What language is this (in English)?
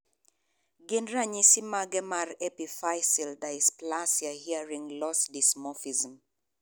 Luo (Kenya and Tanzania)